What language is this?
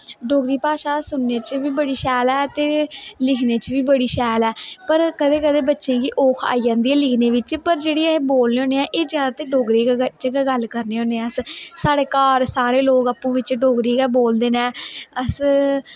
Dogri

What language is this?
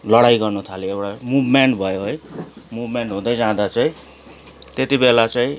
Nepali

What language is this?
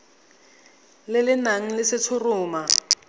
Tswana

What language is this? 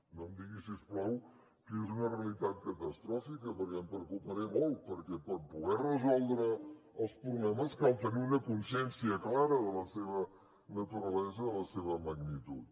Catalan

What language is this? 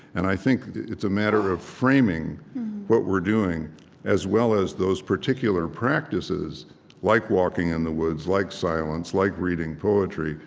English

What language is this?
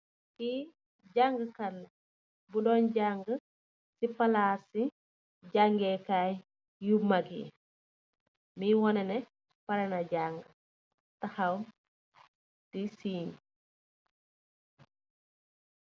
Wolof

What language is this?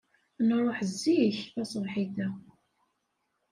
Kabyle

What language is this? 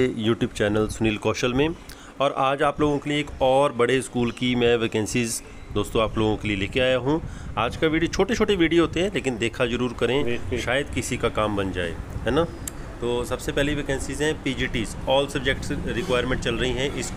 Hindi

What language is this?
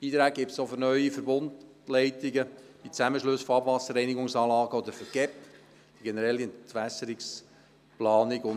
Swiss German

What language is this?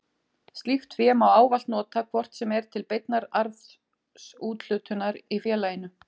Icelandic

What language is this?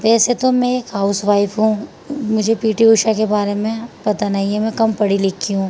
Urdu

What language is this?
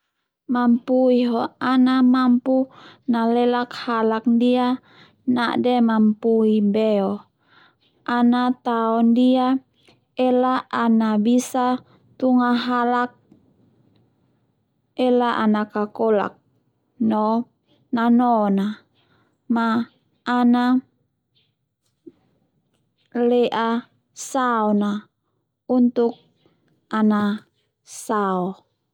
Termanu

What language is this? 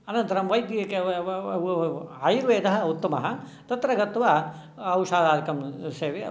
Sanskrit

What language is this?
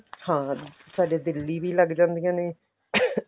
Punjabi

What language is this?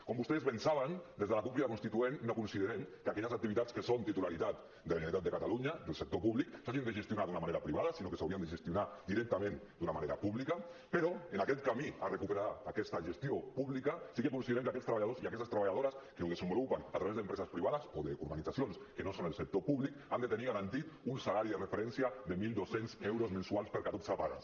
Catalan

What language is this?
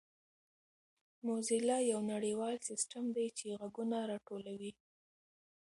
Pashto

